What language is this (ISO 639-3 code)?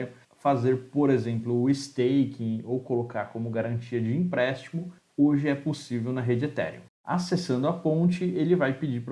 por